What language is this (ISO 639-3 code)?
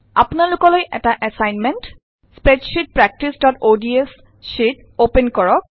asm